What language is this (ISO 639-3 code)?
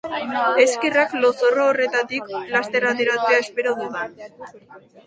eus